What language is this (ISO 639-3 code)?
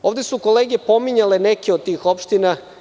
srp